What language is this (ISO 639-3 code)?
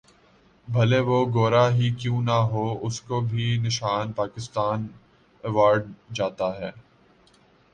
urd